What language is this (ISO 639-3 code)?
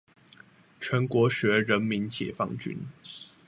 zho